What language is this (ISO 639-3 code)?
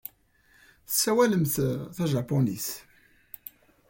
kab